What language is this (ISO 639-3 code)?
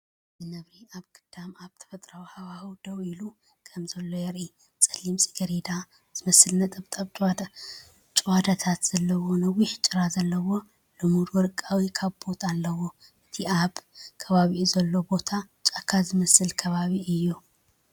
tir